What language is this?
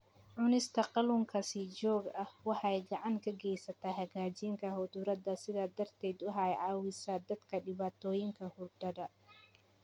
Somali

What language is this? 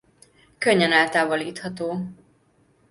Hungarian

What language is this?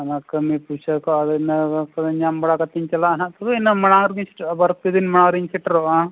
Santali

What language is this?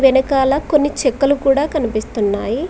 Telugu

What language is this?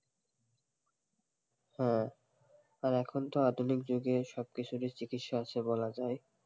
Bangla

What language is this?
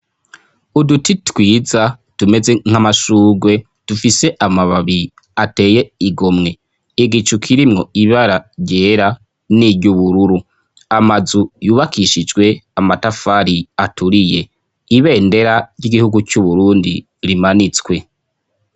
Rundi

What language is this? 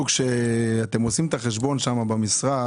Hebrew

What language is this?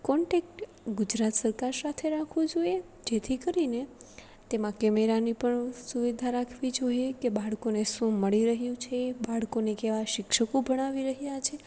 Gujarati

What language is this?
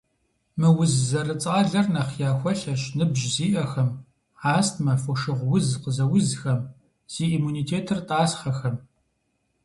Kabardian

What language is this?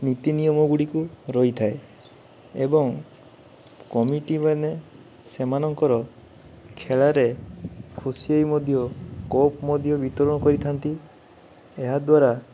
Odia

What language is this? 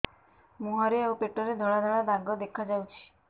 Odia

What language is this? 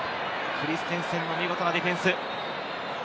Japanese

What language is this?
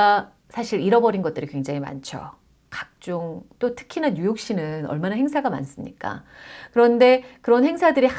Korean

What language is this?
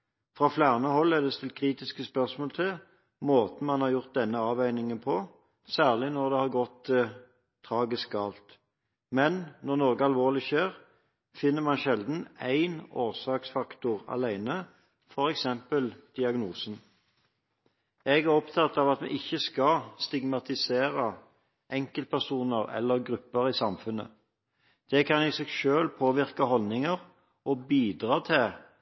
Norwegian Bokmål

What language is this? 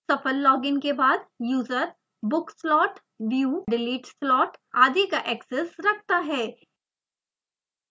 Hindi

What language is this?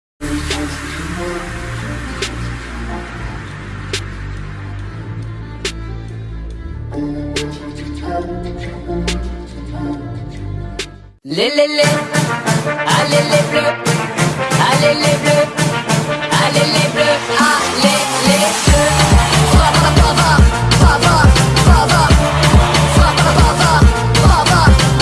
Turkish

